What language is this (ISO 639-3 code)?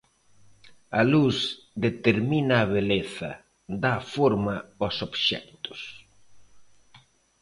glg